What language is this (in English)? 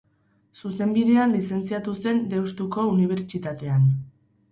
Basque